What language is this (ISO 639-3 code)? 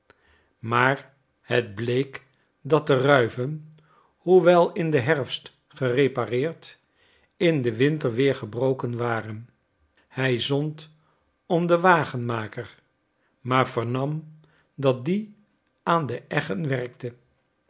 nld